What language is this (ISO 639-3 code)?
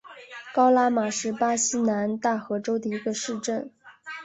zho